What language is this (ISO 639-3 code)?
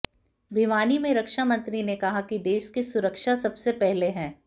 hin